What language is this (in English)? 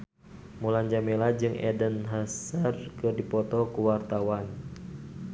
Sundanese